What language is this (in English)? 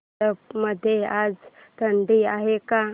Marathi